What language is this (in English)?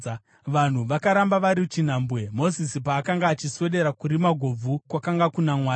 Shona